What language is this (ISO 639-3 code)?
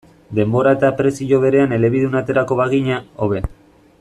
eus